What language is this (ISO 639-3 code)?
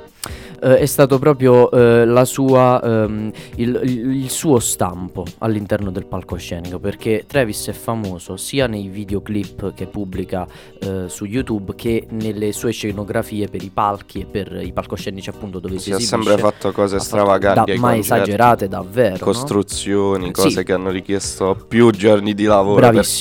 ita